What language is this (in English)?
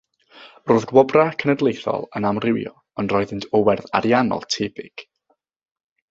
Welsh